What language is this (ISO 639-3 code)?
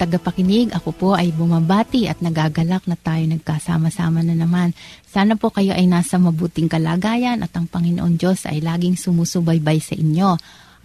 fil